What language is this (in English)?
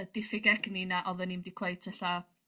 Welsh